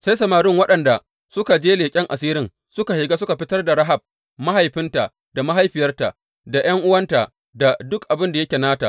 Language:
Hausa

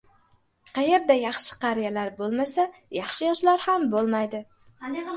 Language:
Uzbek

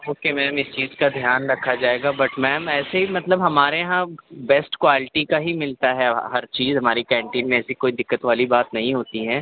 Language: Urdu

